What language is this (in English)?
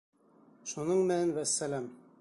Bashkir